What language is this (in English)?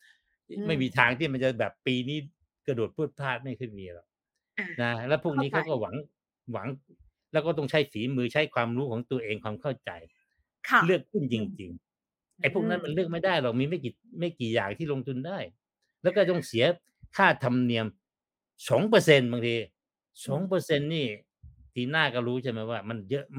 Thai